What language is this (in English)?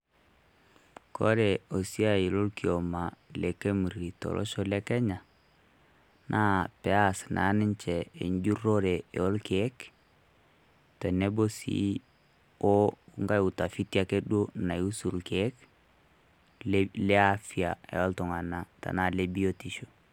Masai